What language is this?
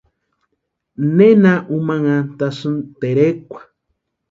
Western Highland Purepecha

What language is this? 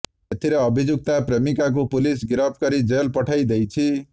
Odia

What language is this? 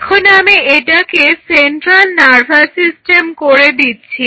Bangla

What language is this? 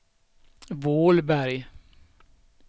Swedish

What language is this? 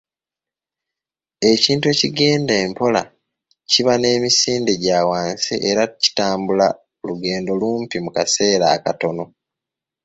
Ganda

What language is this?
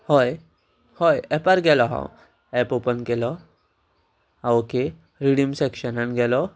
Konkani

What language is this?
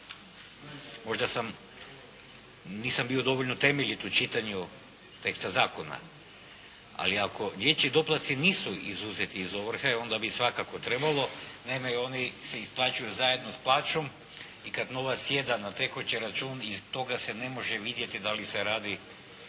Croatian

